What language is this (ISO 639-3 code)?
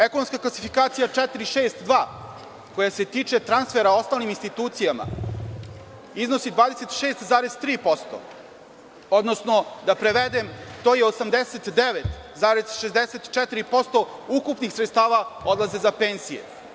srp